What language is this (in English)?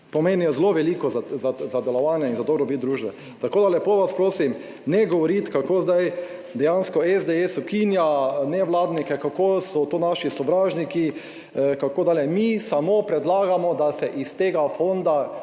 Slovenian